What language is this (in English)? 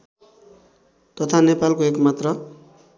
Nepali